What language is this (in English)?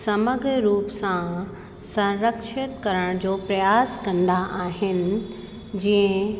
Sindhi